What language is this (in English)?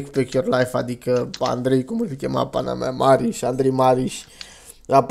Romanian